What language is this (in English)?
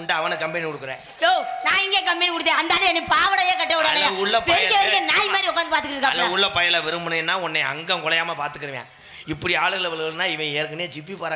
Tamil